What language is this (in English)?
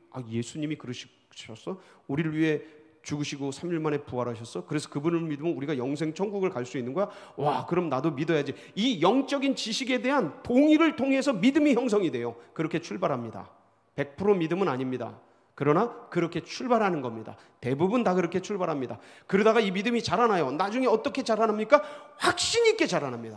Korean